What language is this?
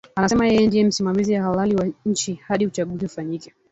Swahili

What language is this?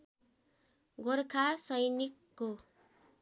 Nepali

